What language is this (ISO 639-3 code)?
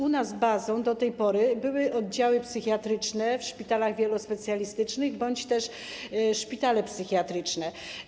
pol